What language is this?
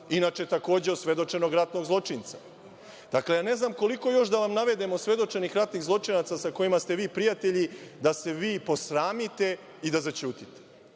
Serbian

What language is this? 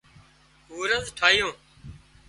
Wadiyara Koli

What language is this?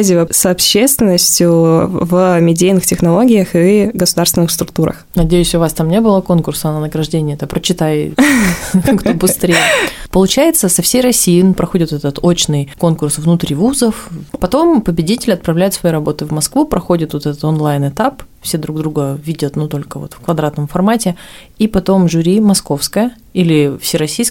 Russian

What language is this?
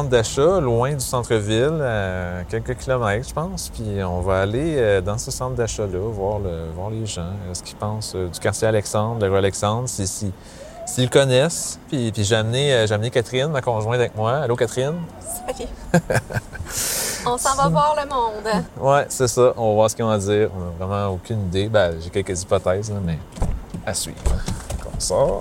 French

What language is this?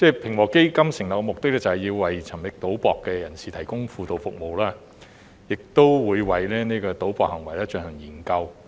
Cantonese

